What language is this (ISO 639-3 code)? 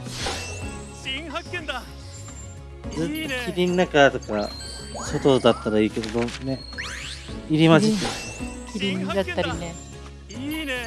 jpn